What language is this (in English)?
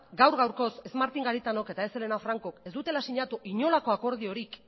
Basque